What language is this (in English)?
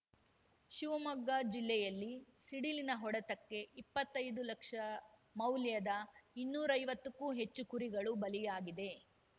Kannada